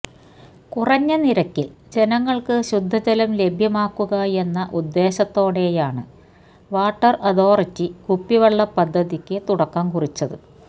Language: Malayalam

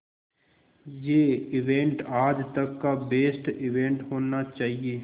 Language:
Hindi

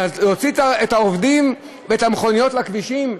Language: Hebrew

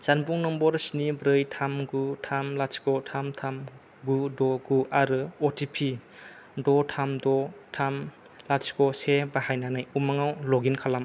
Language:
Bodo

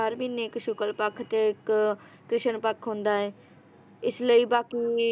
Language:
Punjabi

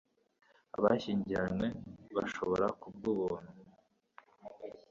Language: Kinyarwanda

